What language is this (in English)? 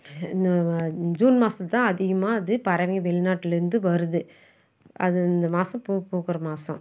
Tamil